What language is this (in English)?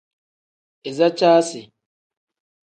Tem